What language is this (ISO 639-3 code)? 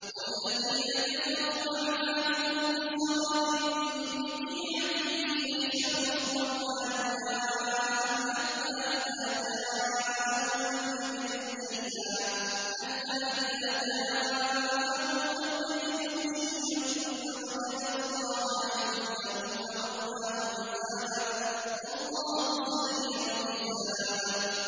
ara